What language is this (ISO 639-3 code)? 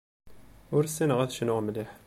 kab